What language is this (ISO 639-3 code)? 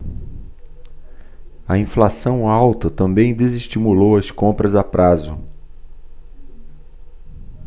por